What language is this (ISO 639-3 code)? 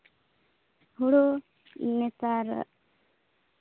sat